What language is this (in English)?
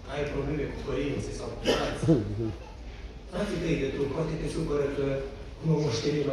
Romanian